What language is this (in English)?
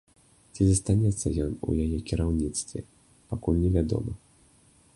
Belarusian